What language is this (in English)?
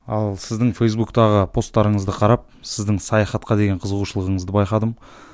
Kazakh